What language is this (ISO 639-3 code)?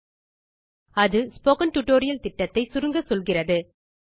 tam